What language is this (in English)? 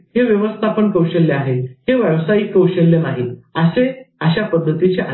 Marathi